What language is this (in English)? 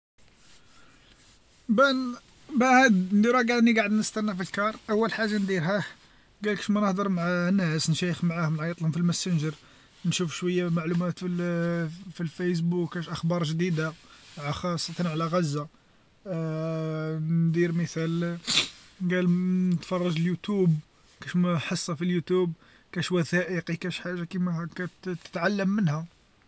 Algerian Arabic